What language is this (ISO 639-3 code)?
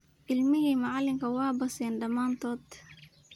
som